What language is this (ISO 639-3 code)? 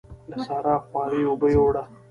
pus